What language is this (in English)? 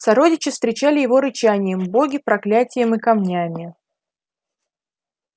Russian